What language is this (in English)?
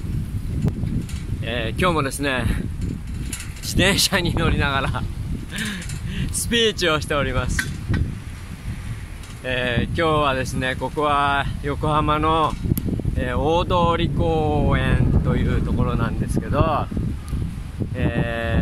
Japanese